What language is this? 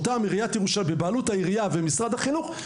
Hebrew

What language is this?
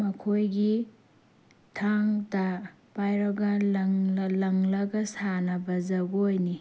Manipuri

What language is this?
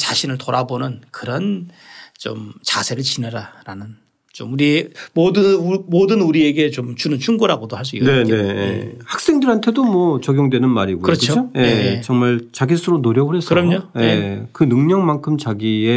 Korean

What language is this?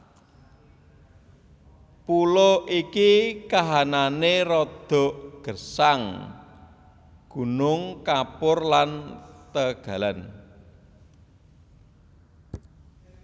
Javanese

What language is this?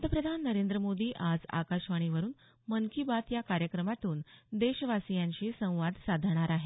Marathi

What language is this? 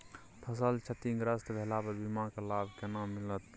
Maithili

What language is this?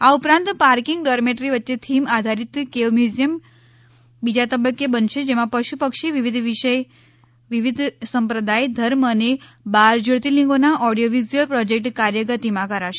Gujarati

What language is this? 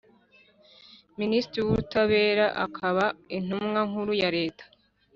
Kinyarwanda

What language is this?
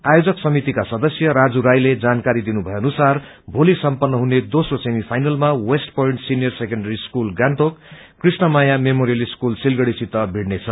Nepali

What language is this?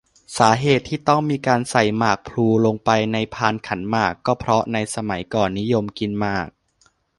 Thai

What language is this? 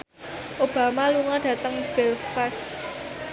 Javanese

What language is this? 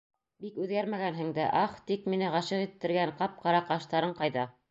Bashkir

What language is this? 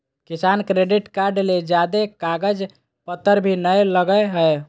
Magahi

